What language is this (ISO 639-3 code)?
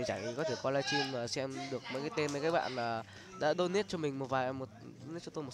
vie